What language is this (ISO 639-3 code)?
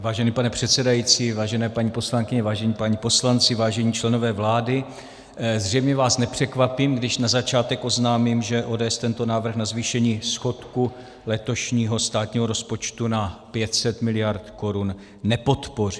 ces